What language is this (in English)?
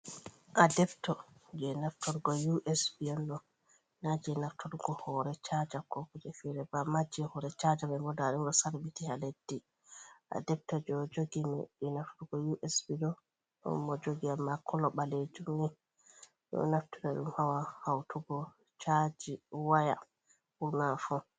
Fula